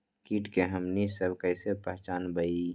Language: Magahi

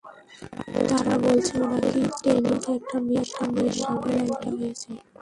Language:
Bangla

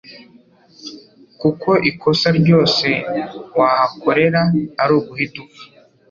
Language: Kinyarwanda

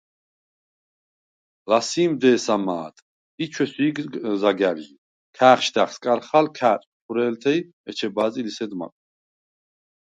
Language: Svan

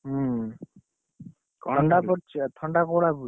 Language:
Odia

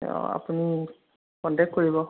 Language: Assamese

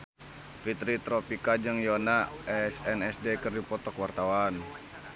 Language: Sundanese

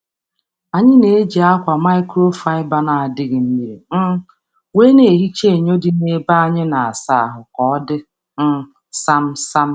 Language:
Igbo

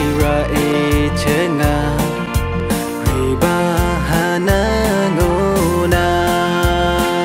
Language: Thai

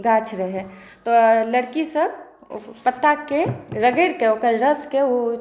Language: Maithili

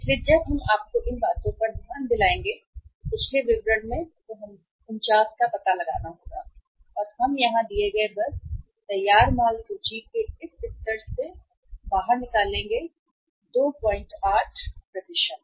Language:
Hindi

